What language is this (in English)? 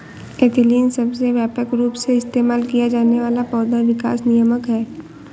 Hindi